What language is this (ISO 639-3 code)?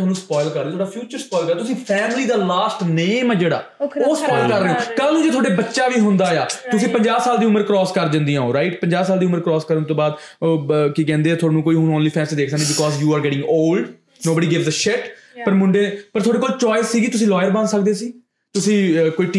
pan